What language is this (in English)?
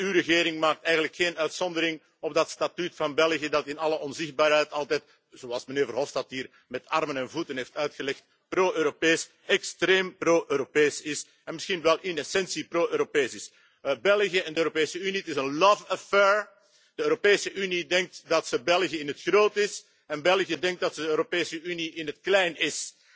Dutch